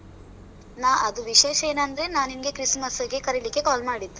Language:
Kannada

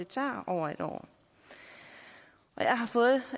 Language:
Danish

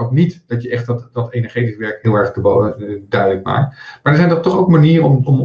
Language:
Dutch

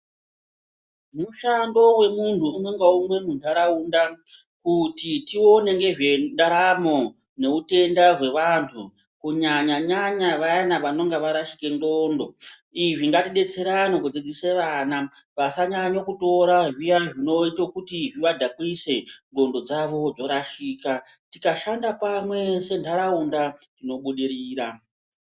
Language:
Ndau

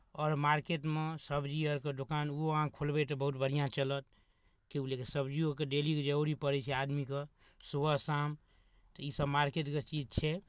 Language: Maithili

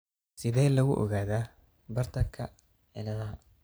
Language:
Somali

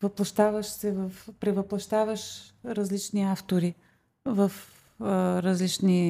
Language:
Bulgarian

